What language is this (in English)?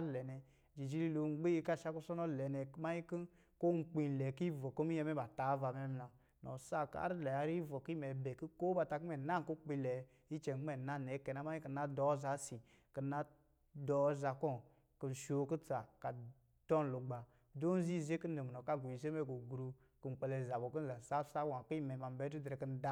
Lijili